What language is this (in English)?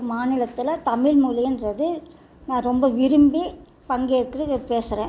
Tamil